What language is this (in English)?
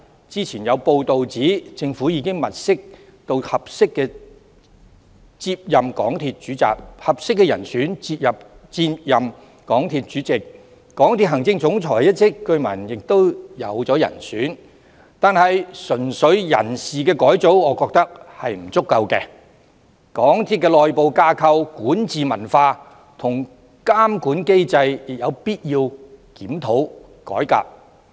Cantonese